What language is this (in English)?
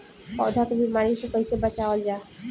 Bhojpuri